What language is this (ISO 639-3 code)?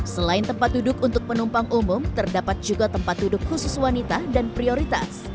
ind